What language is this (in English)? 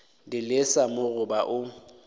Northern Sotho